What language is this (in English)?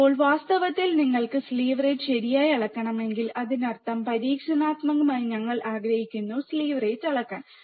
Malayalam